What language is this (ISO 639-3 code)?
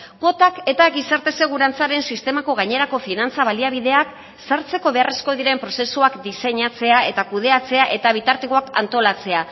eus